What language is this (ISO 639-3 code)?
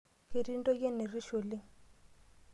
mas